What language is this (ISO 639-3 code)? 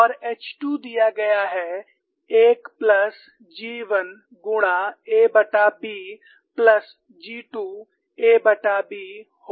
hin